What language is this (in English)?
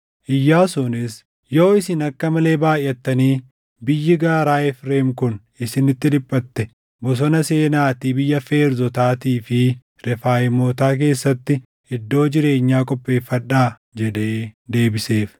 Oromo